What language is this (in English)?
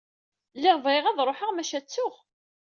Kabyle